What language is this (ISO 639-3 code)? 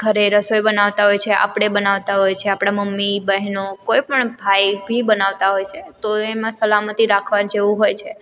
guj